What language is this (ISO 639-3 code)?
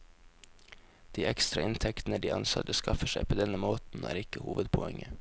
nor